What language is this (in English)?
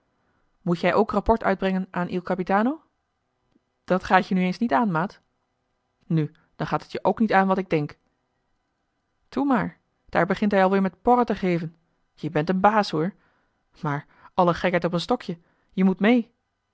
Dutch